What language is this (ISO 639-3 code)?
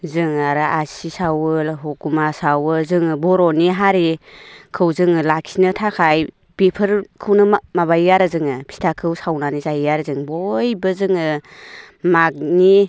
brx